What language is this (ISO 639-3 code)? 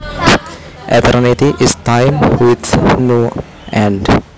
jav